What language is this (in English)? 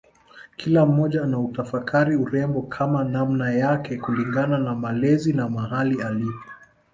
Swahili